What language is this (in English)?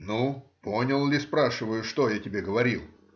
Russian